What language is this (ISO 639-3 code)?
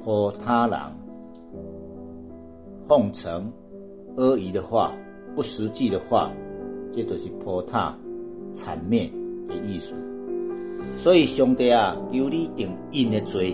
zho